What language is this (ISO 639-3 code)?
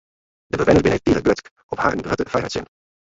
fry